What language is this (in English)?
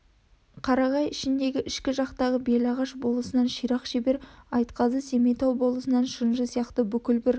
Kazakh